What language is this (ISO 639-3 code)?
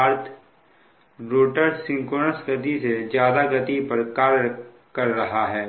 hin